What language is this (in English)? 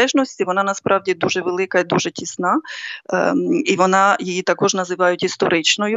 Ukrainian